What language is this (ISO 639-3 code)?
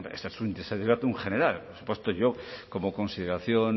spa